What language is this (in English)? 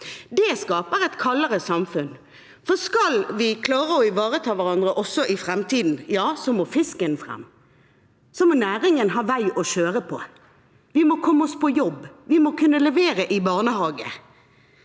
Norwegian